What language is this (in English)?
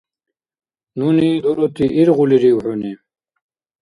Dargwa